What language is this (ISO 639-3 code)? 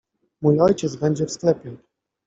pol